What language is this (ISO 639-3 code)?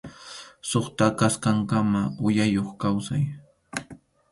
qxu